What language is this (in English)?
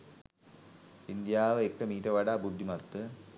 Sinhala